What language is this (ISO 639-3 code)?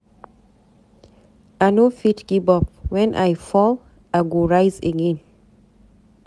pcm